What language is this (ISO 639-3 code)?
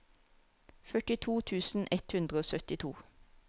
nor